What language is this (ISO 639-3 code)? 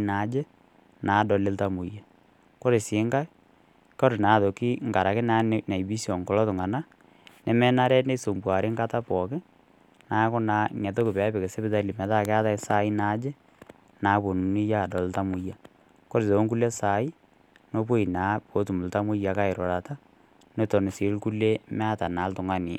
mas